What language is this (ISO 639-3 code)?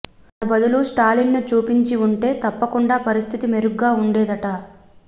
tel